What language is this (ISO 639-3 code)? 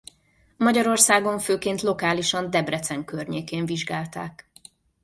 hun